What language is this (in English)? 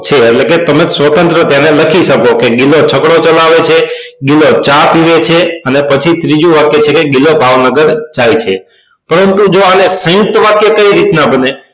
Gujarati